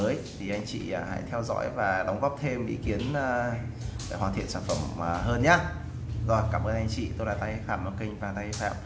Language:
Vietnamese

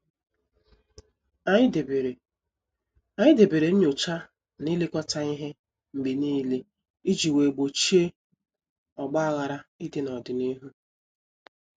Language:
Igbo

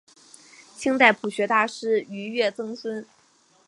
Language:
Chinese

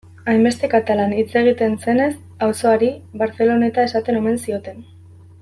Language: Basque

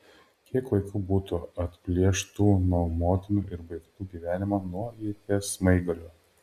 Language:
Lithuanian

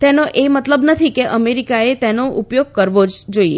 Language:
Gujarati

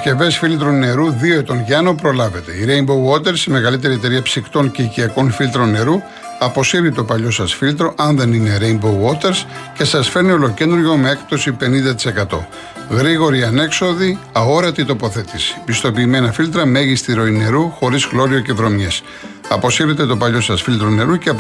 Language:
Greek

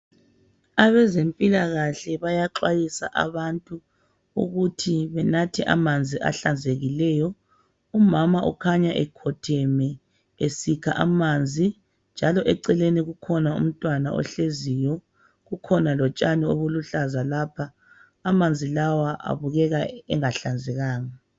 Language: North Ndebele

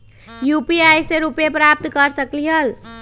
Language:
Magahi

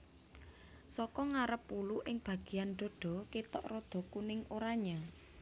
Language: Javanese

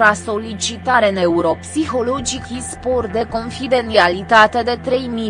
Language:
Romanian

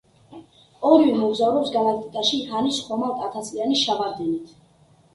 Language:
Georgian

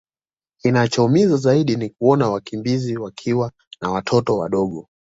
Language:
Swahili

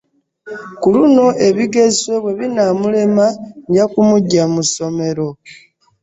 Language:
Ganda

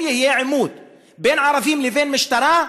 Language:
Hebrew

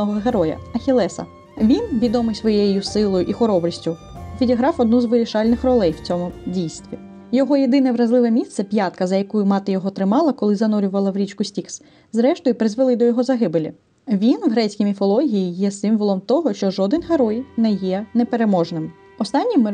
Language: Ukrainian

